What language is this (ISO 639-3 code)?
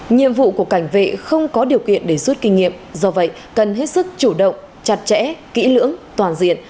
vie